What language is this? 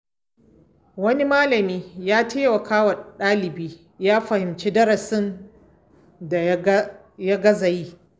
Hausa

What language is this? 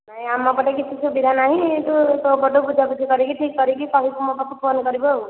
Odia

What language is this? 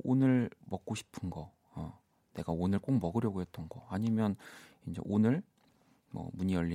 Korean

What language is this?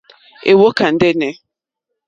Mokpwe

